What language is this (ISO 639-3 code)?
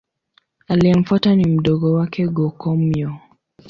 swa